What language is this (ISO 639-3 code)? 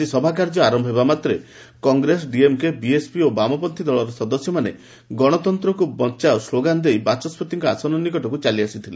ori